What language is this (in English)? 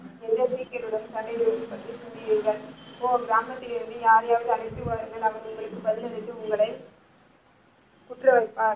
Tamil